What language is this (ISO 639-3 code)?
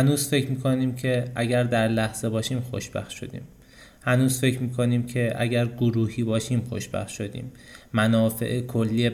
fas